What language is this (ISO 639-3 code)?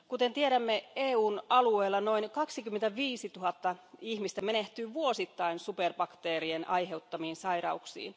fin